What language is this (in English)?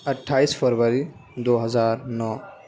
Urdu